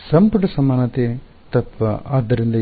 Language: Kannada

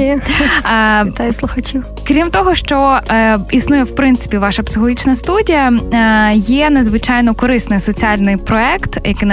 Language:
Ukrainian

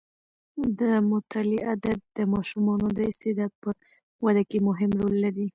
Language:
Pashto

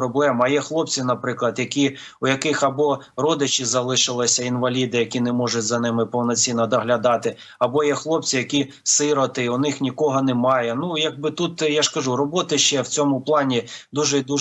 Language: Ukrainian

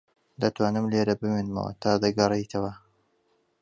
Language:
Central Kurdish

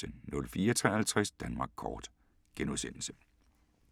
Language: Danish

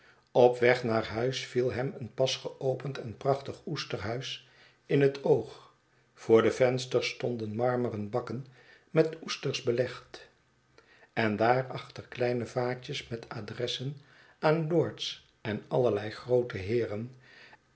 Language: Dutch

